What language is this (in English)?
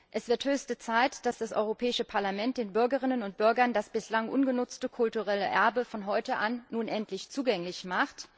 German